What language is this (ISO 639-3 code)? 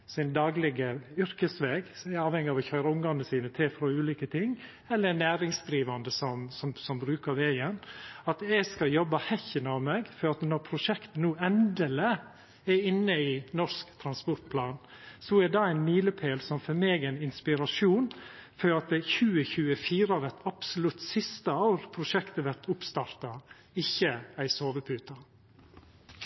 nno